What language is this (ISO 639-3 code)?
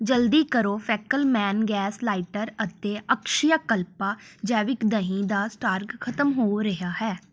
pan